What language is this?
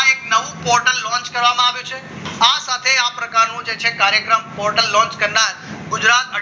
Gujarati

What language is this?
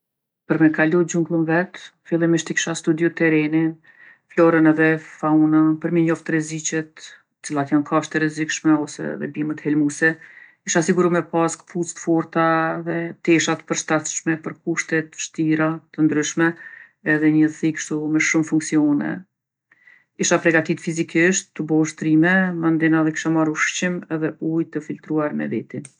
Gheg Albanian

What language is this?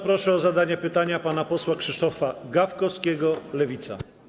Polish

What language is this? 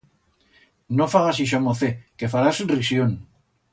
Aragonese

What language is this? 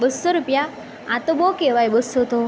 Gujarati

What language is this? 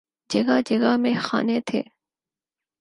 Urdu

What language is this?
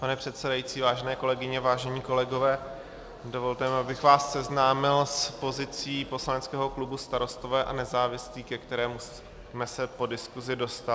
Czech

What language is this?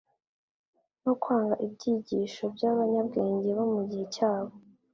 Kinyarwanda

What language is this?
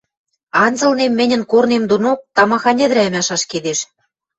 Western Mari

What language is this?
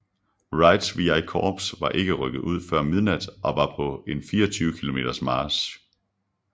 Danish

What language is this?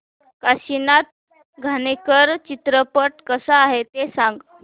Marathi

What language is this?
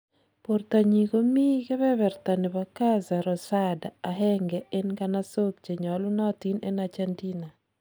Kalenjin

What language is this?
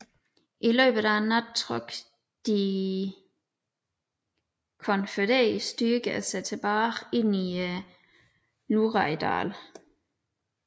Danish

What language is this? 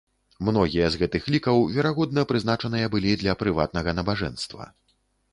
Belarusian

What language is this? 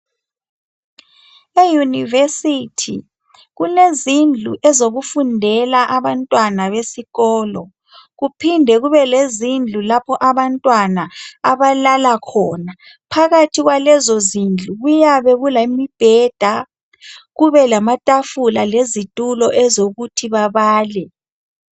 North Ndebele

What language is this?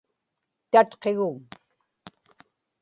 Inupiaq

